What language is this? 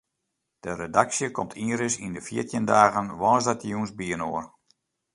Western Frisian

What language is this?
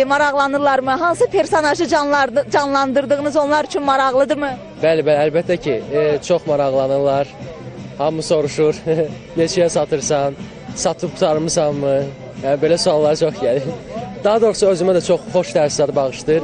Turkish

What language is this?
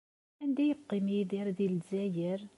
Kabyle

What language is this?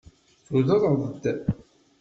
Kabyle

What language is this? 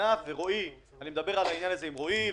Hebrew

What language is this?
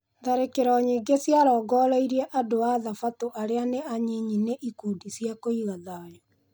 Kikuyu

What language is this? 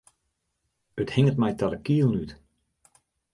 Western Frisian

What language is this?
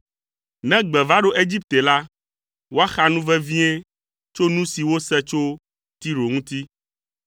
Ewe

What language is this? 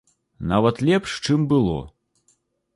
Belarusian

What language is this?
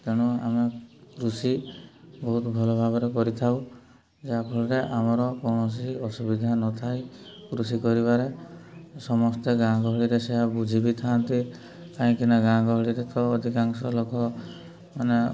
Odia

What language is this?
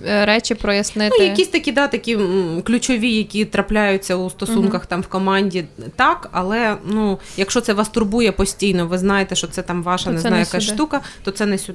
Ukrainian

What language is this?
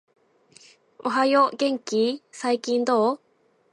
Japanese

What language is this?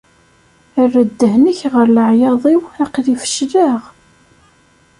Kabyle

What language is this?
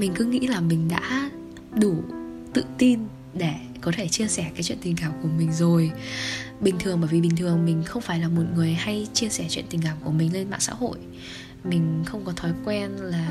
Vietnamese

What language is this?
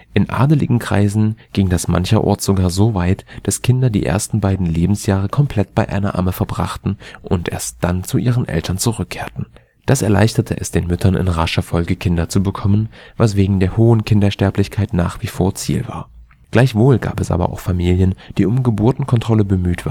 German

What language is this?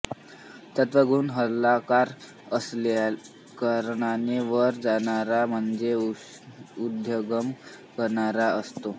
Marathi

